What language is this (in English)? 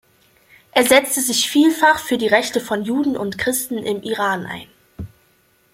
German